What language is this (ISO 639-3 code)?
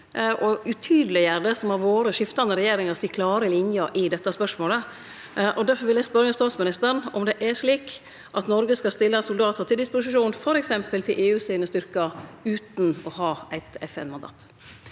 nor